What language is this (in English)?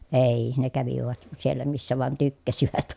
Finnish